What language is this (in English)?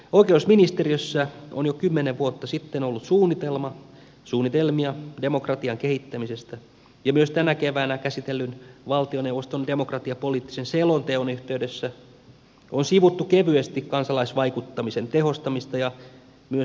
Finnish